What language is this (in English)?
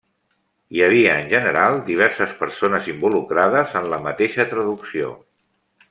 Catalan